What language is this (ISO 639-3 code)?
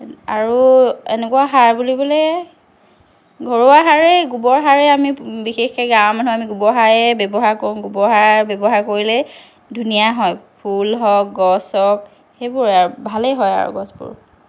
asm